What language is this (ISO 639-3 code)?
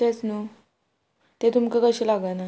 kok